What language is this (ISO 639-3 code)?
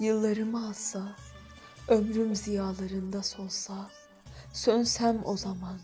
tur